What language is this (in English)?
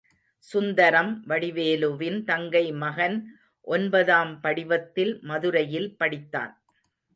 Tamil